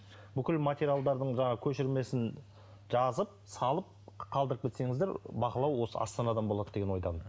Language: Kazakh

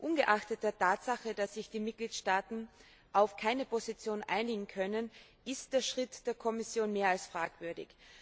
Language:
German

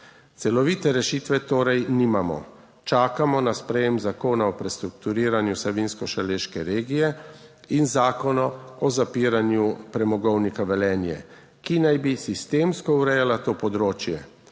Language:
Slovenian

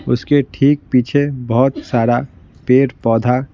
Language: Hindi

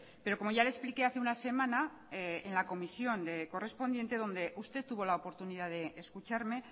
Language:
Spanish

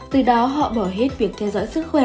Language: Vietnamese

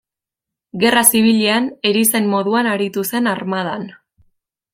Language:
Basque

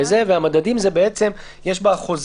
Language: Hebrew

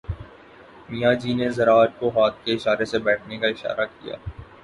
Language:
Urdu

